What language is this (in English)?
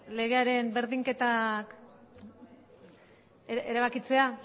Basque